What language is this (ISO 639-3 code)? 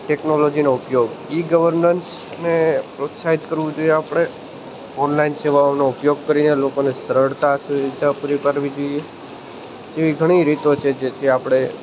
guj